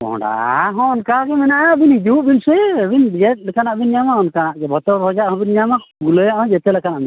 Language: Santali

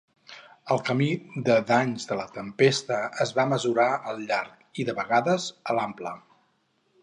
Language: Catalan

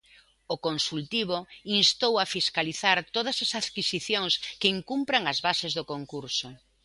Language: Galician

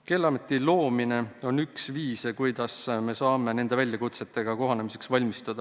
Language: Estonian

